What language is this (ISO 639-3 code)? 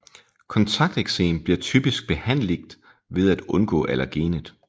dan